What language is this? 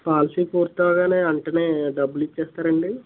Telugu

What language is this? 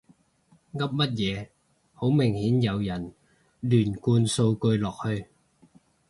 Cantonese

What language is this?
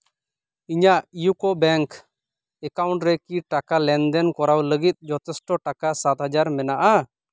Santali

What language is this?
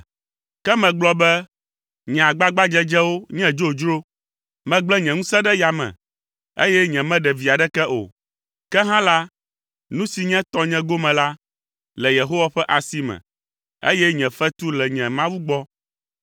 Ewe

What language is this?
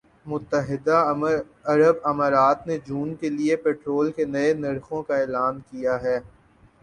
Urdu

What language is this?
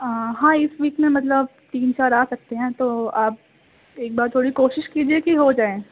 Urdu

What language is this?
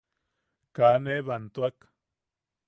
Yaqui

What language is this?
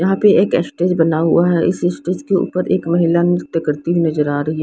Hindi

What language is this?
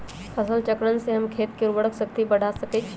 Magahi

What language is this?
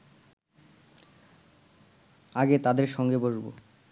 Bangla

